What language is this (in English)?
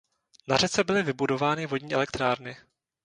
Czech